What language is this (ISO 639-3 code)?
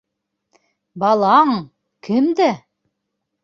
bak